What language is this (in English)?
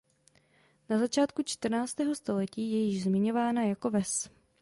Czech